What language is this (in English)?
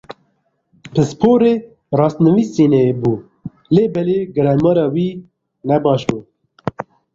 Kurdish